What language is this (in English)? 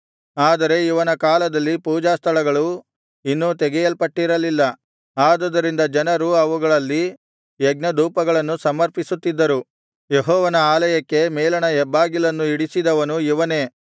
Kannada